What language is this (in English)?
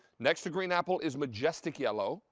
English